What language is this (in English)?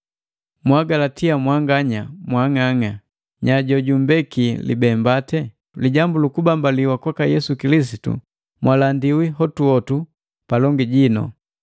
Matengo